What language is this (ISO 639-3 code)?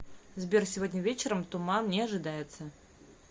rus